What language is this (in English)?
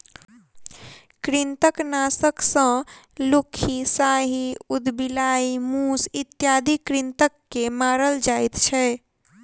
Maithili